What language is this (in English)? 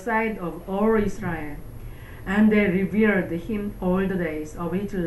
Korean